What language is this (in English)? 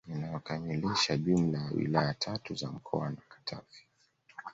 Swahili